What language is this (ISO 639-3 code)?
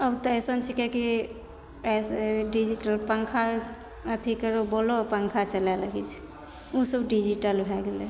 mai